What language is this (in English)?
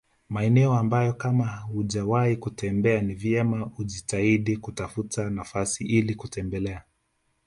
Swahili